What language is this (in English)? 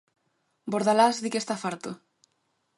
Galician